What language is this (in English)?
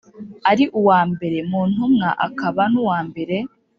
Kinyarwanda